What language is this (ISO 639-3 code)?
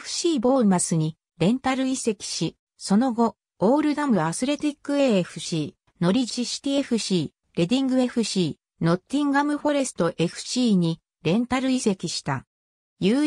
jpn